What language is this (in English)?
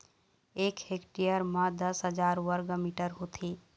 Chhattisgarhi